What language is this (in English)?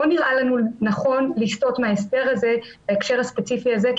Hebrew